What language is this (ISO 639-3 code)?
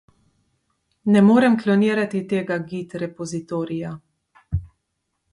slv